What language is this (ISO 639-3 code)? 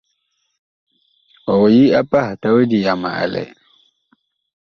bkh